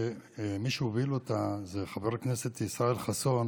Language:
Hebrew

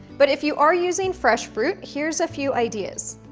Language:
English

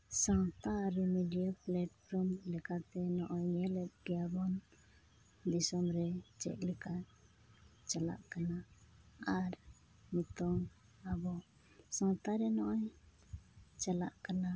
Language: Santali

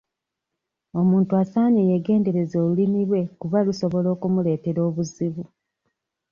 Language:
Ganda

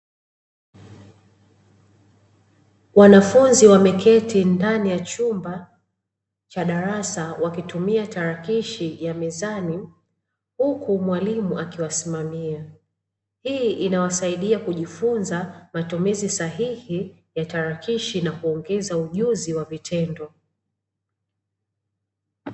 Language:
Swahili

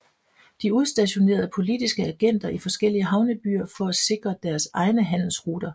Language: Danish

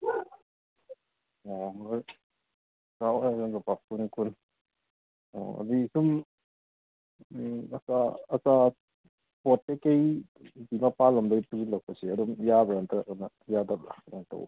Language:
Manipuri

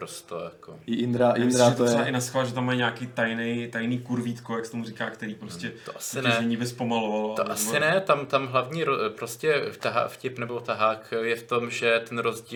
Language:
Czech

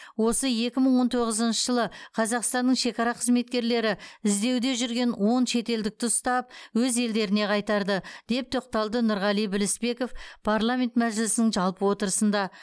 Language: Kazakh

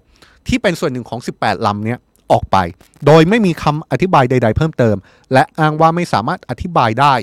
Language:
Thai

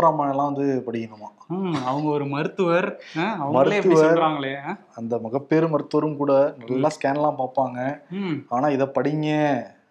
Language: Tamil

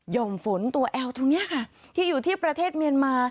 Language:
Thai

